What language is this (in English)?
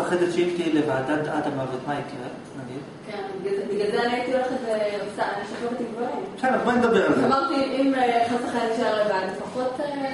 Hebrew